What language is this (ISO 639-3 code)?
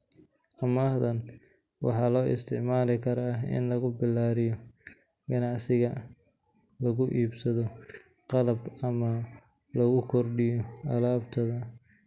som